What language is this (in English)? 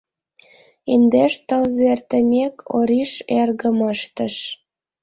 Mari